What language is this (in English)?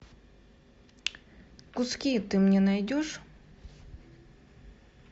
Russian